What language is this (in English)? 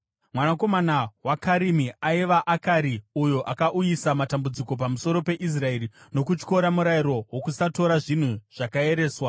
Shona